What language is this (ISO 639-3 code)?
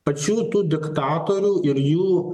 lit